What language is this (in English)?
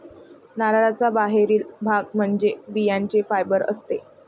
Marathi